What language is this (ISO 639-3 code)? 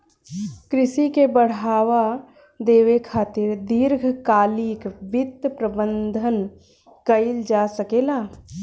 bho